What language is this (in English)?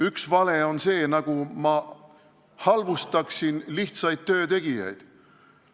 Estonian